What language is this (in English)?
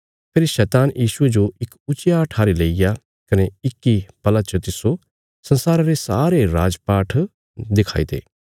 Bilaspuri